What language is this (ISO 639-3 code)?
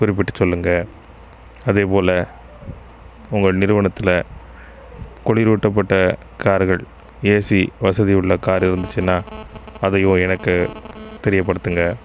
tam